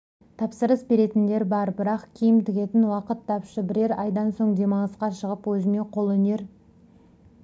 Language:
Kazakh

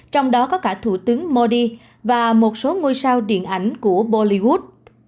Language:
Vietnamese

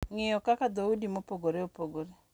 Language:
Luo (Kenya and Tanzania)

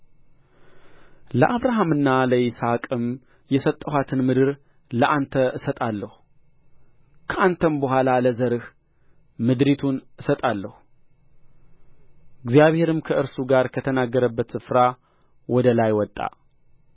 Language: Amharic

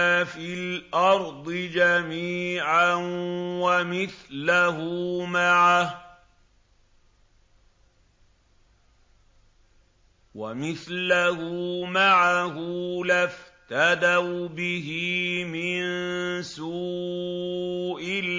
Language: Arabic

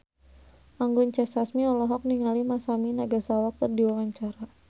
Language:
Sundanese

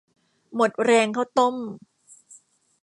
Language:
Thai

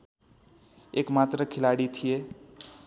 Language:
Nepali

